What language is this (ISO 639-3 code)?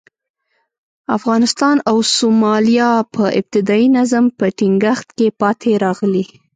pus